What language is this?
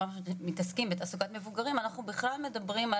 Hebrew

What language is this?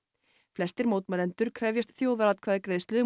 Icelandic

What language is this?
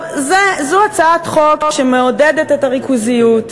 Hebrew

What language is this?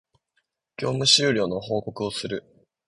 Japanese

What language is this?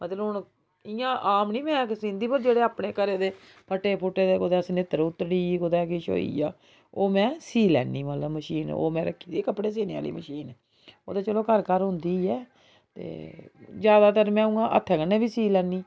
Dogri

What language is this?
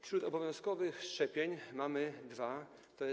Polish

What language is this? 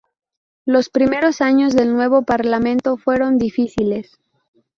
Spanish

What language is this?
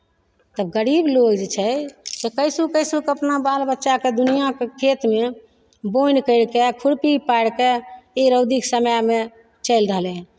Maithili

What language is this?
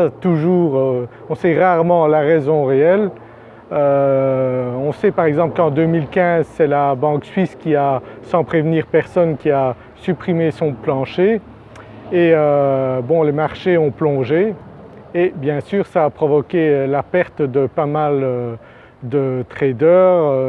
French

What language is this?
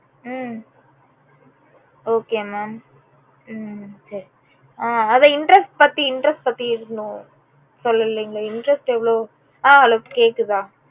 Tamil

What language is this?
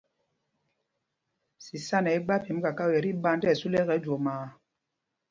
Mpumpong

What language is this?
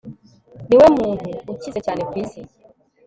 Kinyarwanda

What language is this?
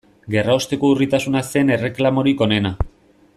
Basque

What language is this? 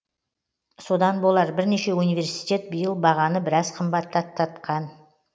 Kazakh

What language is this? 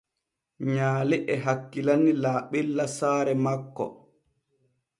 Borgu Fulfulde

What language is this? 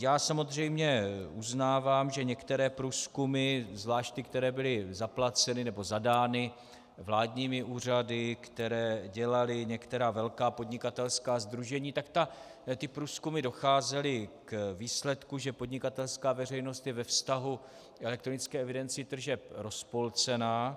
Czech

